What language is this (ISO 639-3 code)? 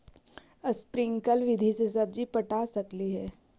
mag